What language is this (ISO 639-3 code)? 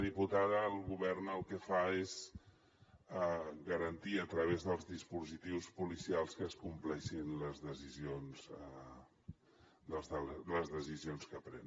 cat